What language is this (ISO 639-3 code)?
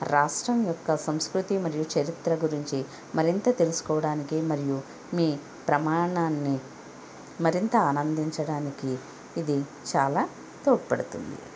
tel